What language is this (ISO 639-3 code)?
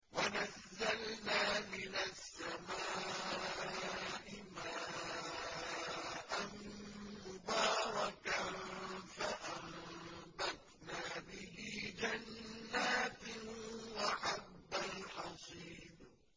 ara